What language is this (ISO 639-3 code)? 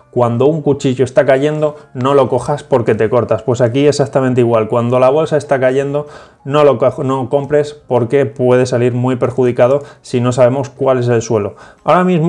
spa